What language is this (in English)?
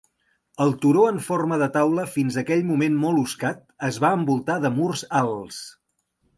Catalan